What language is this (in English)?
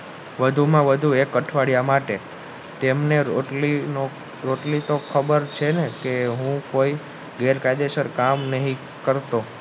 Gujarati